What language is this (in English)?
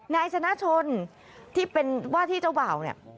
Thai